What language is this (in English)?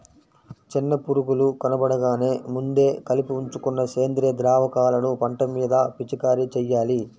Telugu